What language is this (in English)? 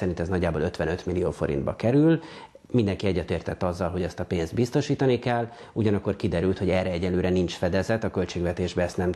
Hungarian